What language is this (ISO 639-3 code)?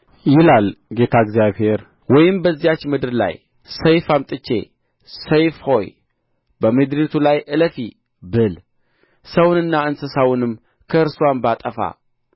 amh